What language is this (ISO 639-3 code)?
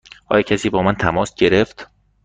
fas